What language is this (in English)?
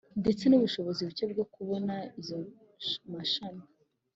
Kinyarwanda